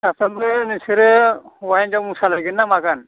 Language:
Bodo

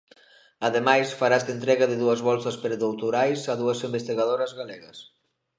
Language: Galician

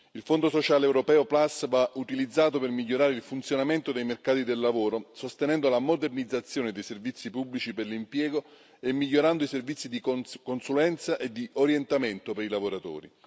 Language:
Italian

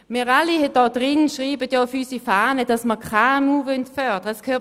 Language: Swiss German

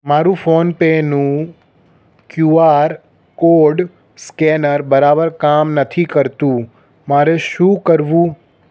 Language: Gujarati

